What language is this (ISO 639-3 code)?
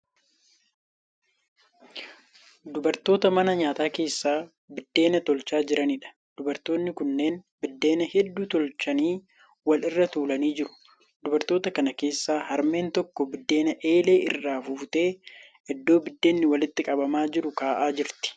orm